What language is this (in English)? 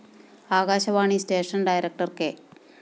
Malayalam